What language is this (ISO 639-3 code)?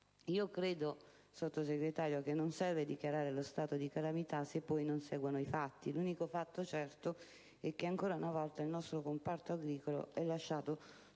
ita